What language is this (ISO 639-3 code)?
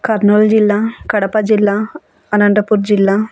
tel